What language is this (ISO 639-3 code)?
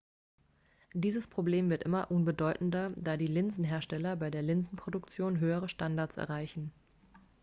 deu